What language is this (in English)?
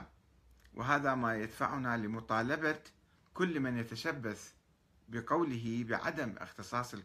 Arabic